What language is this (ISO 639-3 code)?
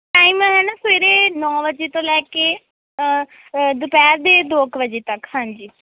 pan